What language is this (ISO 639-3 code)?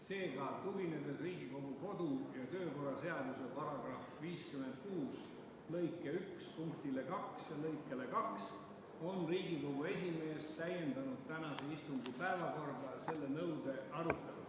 est